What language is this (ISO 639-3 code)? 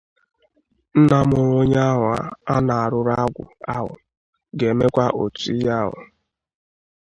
ibo